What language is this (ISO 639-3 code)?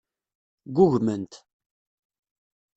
kab